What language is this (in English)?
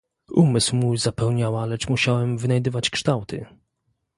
Polish